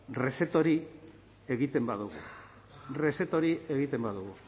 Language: Basque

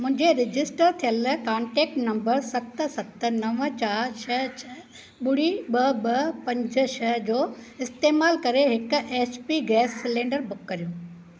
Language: Sindhi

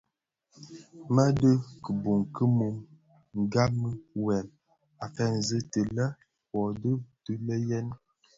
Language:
Bafia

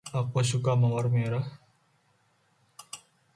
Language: Indonesian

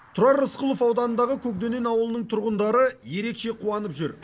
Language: Kazakh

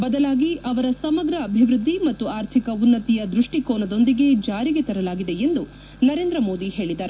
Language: Kannada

